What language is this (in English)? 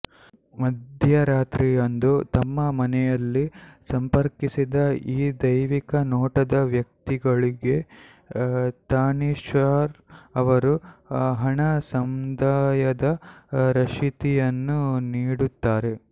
Kannada